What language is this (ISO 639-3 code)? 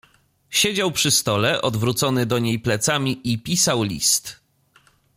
pol